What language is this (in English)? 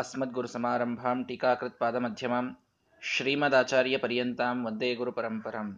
Kannada